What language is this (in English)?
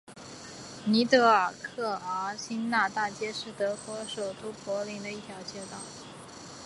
Chinese